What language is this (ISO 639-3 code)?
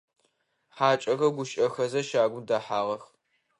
ady